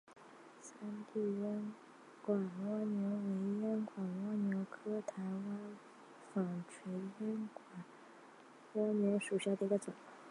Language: Chinese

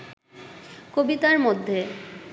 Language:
Bangla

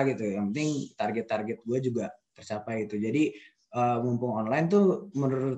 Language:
Indonesian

